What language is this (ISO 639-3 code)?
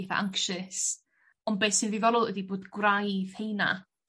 cym